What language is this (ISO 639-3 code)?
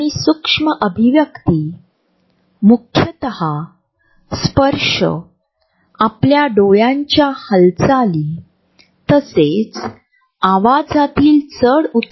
mar